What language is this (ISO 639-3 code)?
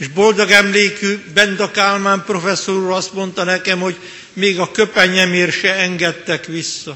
hun